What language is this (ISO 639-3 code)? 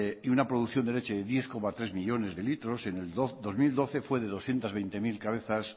spa